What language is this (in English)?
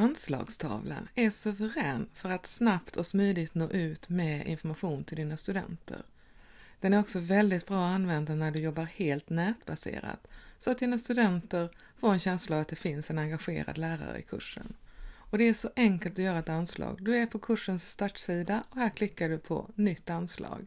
Swedish